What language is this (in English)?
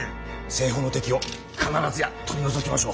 Japanese